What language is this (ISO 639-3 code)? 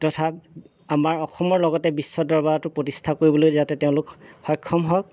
asm